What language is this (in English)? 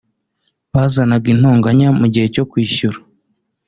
Kinyarwanda